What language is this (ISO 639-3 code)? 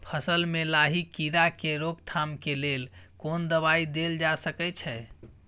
mai